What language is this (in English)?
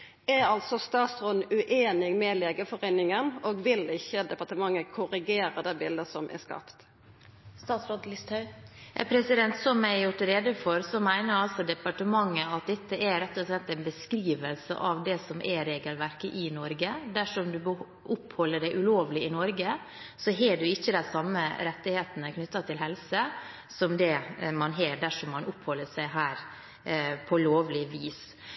Norwegian